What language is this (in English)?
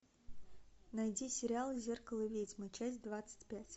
Russian